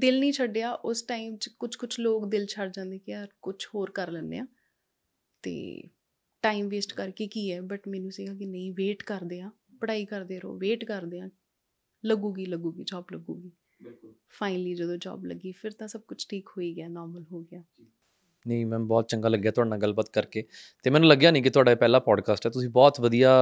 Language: Punjabi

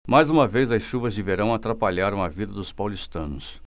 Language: Portuguese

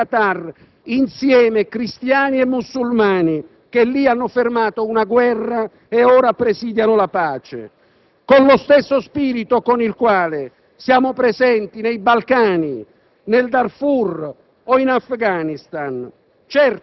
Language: Italian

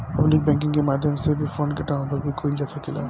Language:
Bhojpuri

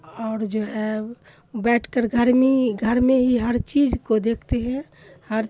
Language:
Urdu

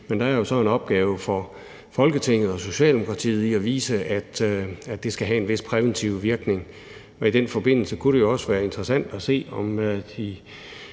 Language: Danish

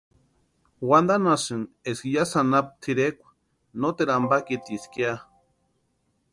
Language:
Western Highland Purepecha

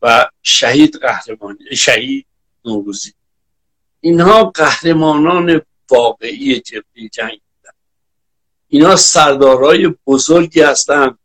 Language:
Persian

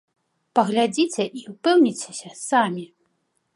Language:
Belarusian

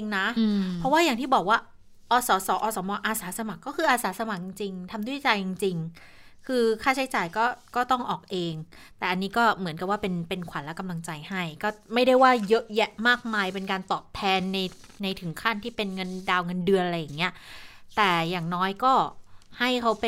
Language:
Thai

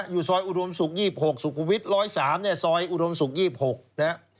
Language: Thai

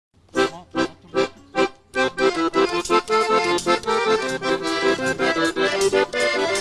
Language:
Portuguese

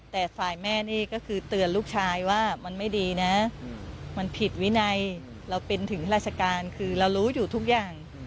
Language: Thai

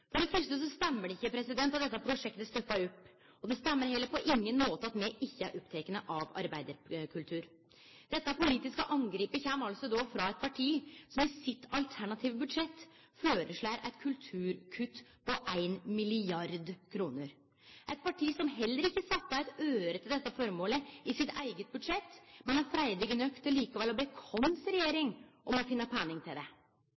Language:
Norwegian Nynorsk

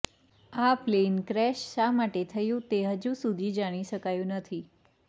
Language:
Gujarati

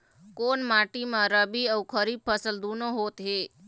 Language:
Chhattisgarhi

